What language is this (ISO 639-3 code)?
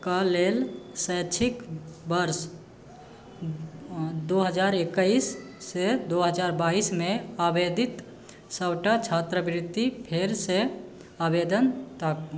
mai